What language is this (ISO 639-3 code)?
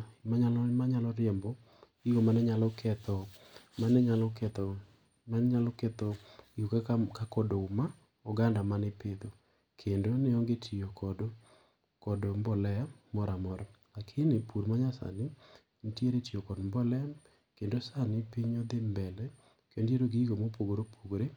luo